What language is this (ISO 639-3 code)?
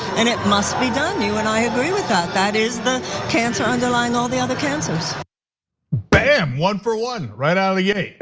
eng